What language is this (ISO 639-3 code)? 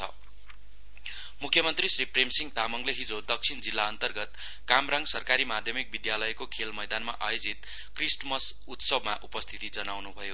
nep